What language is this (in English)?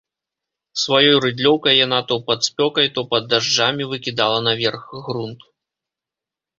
Belarusian